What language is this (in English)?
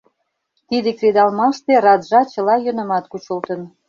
Mari